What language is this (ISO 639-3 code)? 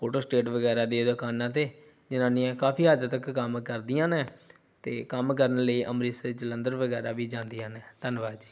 pan